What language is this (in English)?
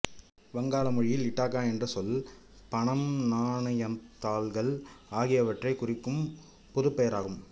Tamil